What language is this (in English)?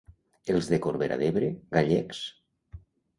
Catalan